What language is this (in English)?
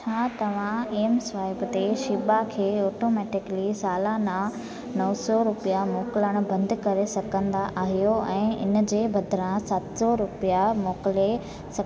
Sindhi